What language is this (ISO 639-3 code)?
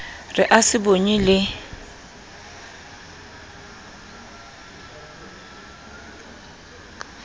sot